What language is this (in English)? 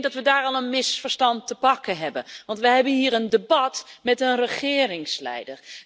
Dutch